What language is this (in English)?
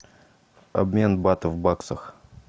Russian